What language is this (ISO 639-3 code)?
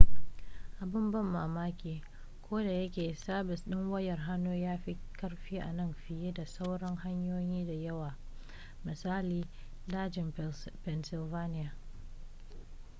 hau